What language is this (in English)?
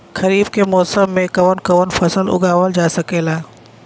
Bhojpuri